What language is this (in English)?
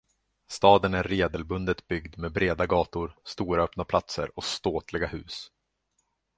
Swedish